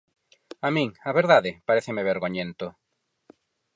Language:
Galician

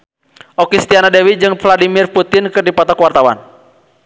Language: Sundanese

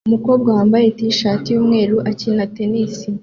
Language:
Kinyarwanda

